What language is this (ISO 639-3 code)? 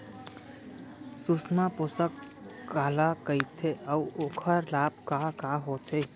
hne